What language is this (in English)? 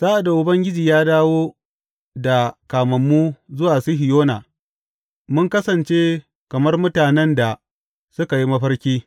Hausa